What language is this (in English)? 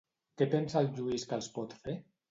Catalan